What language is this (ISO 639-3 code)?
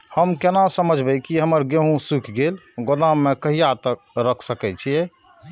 mai